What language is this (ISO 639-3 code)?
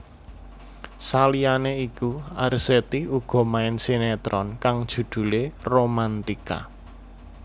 jav